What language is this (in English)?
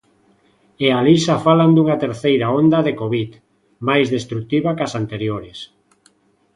Galician